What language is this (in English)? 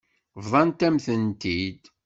Kabyle